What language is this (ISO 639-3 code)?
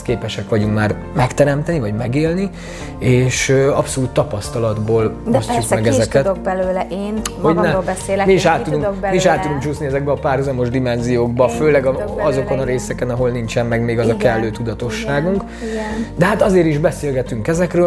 hun